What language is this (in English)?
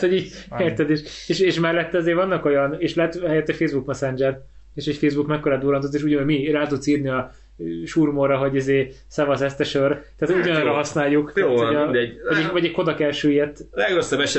Hungarian